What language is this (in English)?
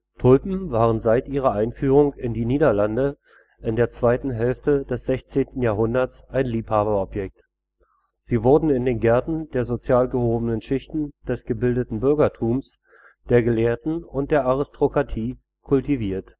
German